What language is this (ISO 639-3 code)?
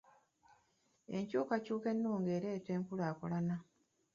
lug